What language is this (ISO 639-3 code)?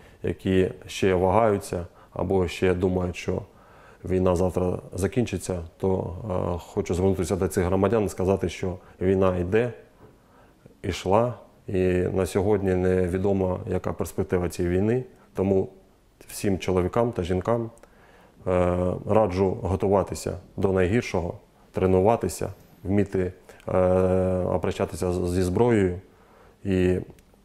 ukr